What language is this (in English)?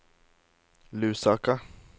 Norwegian